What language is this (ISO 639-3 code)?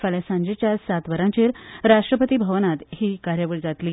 kok